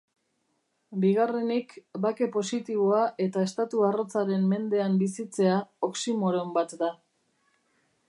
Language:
Basque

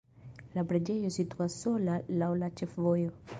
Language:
Esperanto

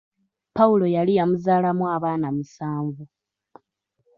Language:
Ganda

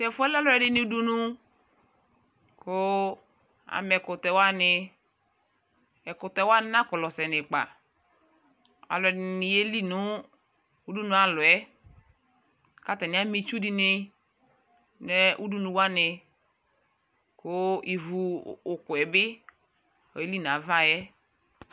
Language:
Ikposo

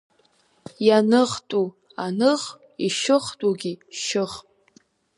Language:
Abkhazian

